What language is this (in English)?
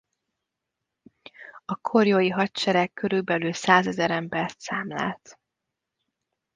Hungarian